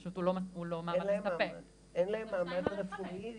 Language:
Hebrew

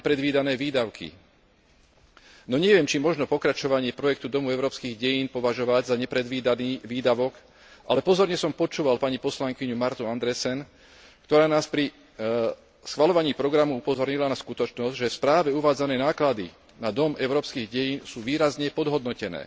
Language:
Slovak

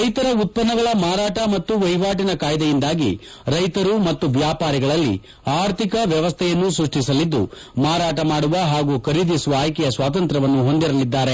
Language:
Kannada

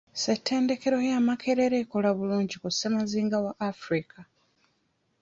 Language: Ganda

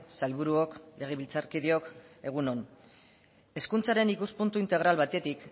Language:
Basque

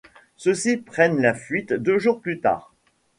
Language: French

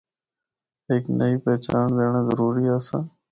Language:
Northern Hindko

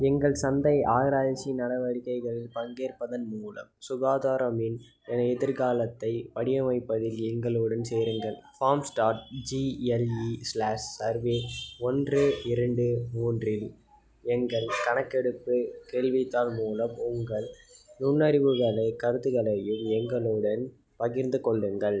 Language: Tamil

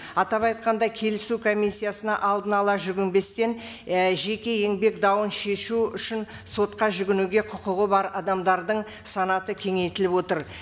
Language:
Kazakh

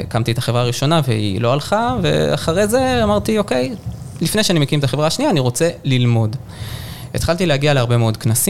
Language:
Hebrew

